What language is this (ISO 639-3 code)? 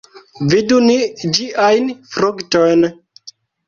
epo